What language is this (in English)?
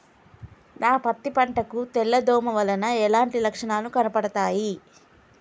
Telugu